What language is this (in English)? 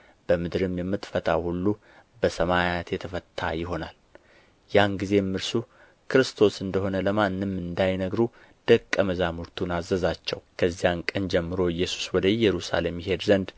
Amharic